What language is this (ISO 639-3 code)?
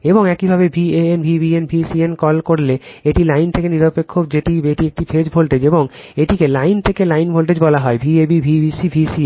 ben